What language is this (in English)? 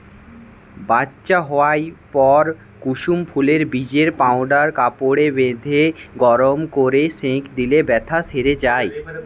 Bangla